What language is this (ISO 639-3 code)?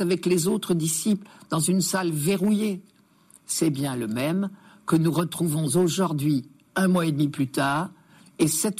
fra